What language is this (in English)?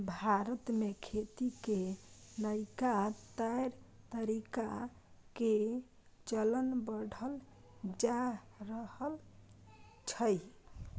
Maithili